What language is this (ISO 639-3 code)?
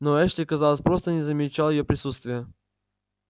rus